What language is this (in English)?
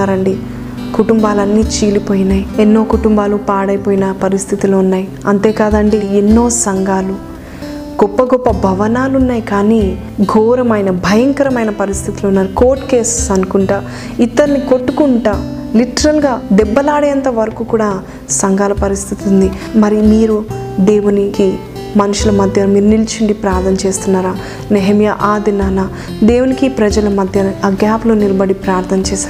Telugu